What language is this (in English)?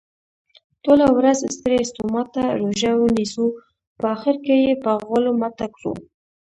Pashto